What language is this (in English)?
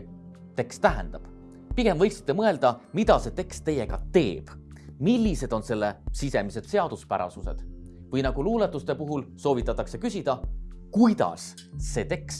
Estonian